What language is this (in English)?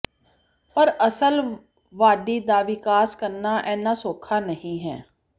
Punjabi